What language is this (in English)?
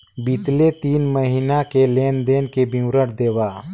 Chhattisgarhi